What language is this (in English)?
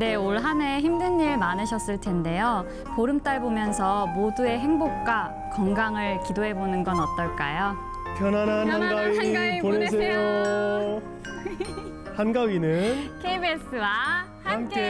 Korean